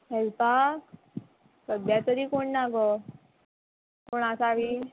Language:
Konkani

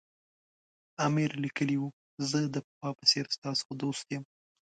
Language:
Pashto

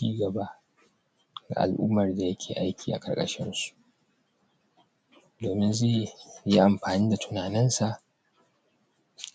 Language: Hausa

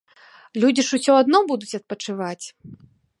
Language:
Belarusian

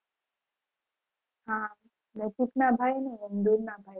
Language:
Gujarati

